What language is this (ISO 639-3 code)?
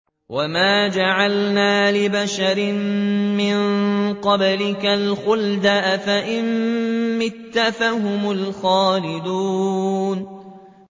ara